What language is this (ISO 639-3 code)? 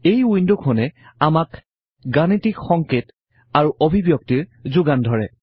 asm